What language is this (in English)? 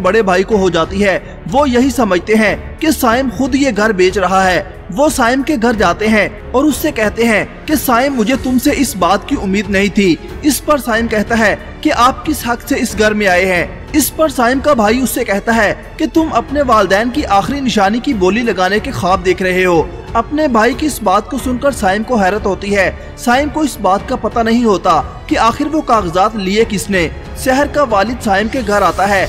Hindi